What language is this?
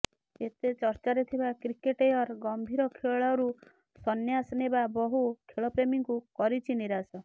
Odia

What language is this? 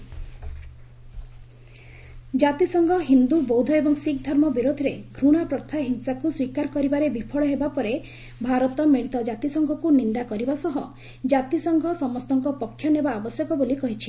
Odia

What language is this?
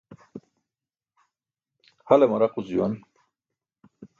Burushaski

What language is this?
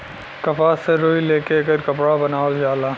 Bhojpuri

